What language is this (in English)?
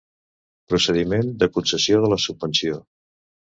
Catalan